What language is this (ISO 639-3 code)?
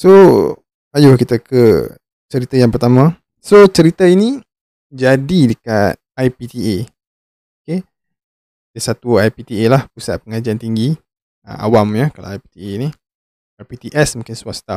msa